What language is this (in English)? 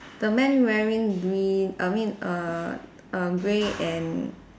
English